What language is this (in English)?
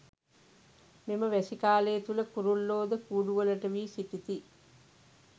Sinhala